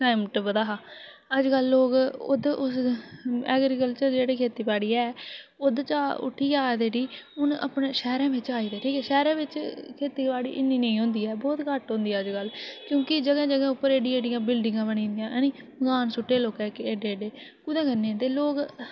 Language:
Dogri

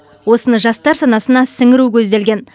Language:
Kazakh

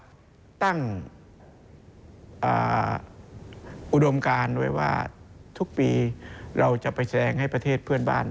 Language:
Thai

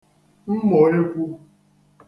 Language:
Igbo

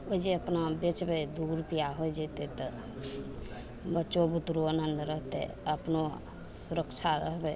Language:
Maithili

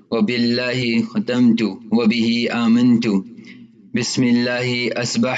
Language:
English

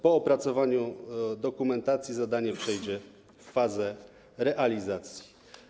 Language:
Polish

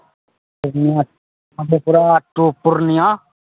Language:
Maithili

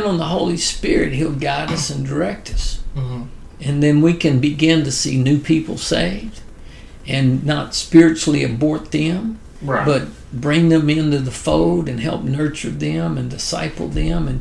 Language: English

